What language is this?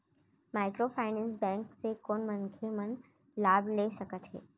Chhattisgarhi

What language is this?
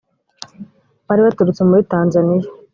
Kinyarwanda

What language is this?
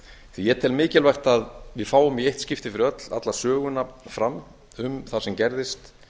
Icelandic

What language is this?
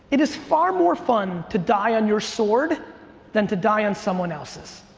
English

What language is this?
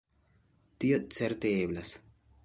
Esperanto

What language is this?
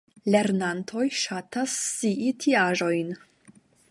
Esperanto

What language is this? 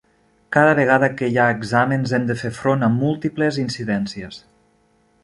Catalan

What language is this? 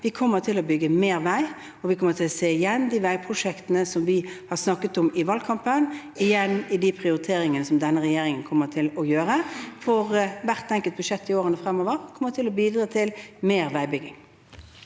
Norwegian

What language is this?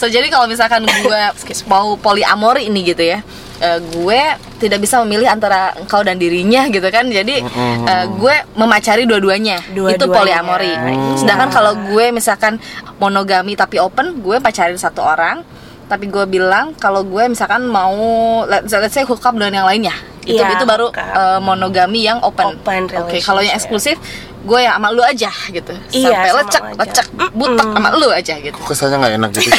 Indonesian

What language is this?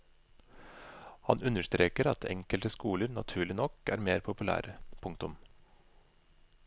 Norwegian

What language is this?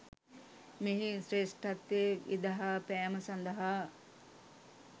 Sinhala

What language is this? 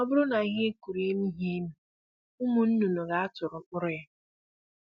Igbo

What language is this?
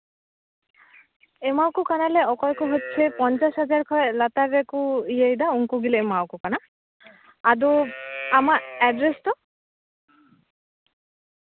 Santali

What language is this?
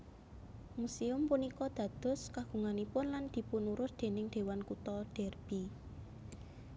Javanese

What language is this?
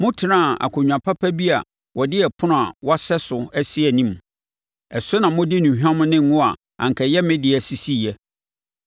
Akan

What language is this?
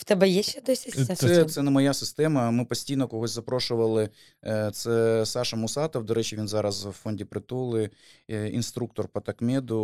Ukrainian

